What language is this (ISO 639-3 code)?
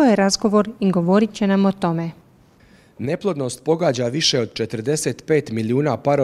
hrv